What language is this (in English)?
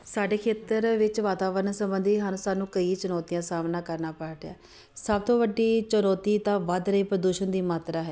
Punjabi